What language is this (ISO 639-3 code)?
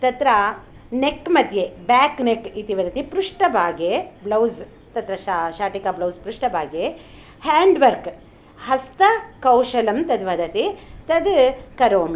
san